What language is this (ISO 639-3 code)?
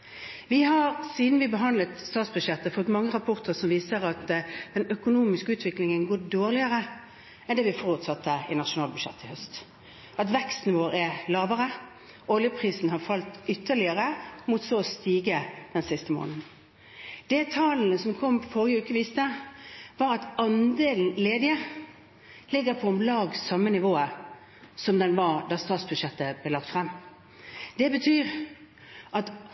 nob